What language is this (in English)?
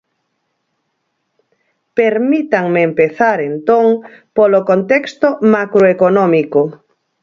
Galician